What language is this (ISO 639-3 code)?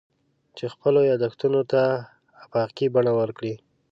pus